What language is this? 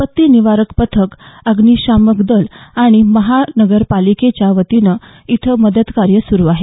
Marathi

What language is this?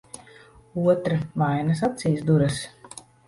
Latvian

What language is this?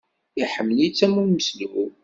Kabyle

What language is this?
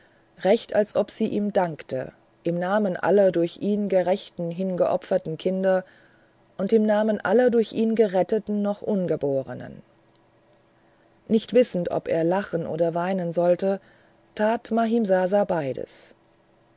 German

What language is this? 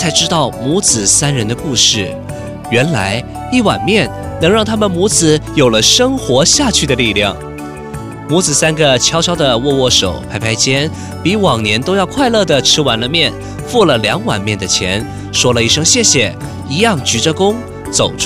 Chinese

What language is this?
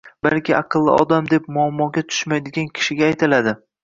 Uzbek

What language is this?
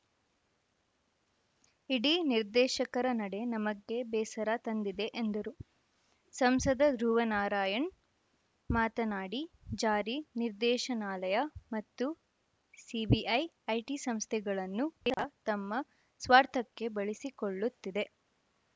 Kannada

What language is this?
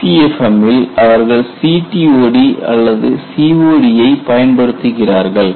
Tamil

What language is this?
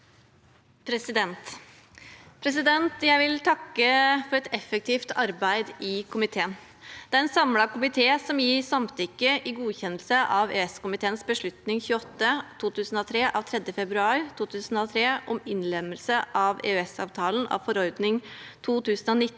Norwegian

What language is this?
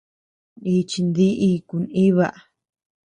Tepeuxila Cuicatec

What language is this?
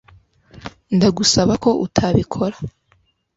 Kinyarwanda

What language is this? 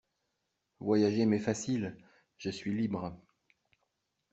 French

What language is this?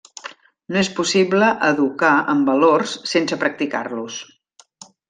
Catalan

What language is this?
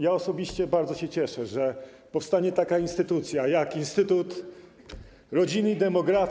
Polish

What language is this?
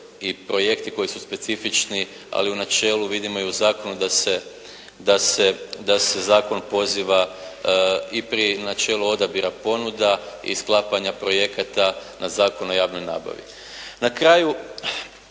Croatian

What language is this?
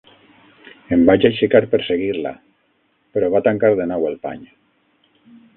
Catalan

